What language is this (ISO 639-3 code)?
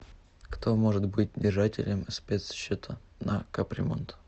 rus